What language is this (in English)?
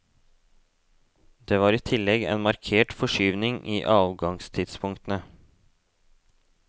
Norwegian